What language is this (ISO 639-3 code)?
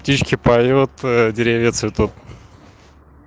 rus